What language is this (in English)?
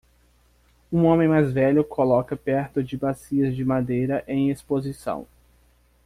Portuguese